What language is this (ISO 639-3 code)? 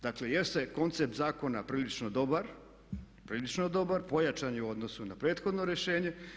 hrv